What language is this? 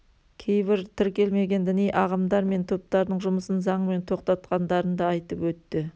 Kazakh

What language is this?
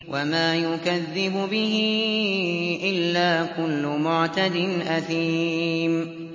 Arabic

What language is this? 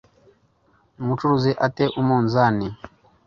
Kinyarwanda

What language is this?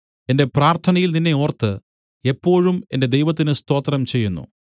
Malayalam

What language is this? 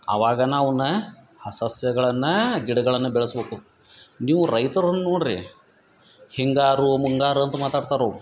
Kannada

